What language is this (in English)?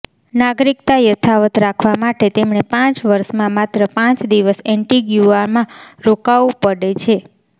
Gujarati